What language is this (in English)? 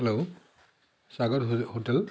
Assamese